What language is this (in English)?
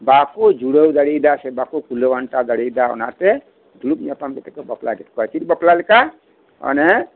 Santali